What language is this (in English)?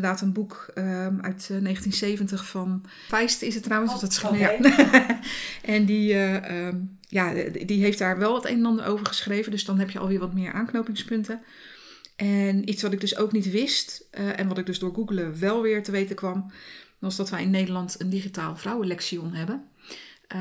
Dutch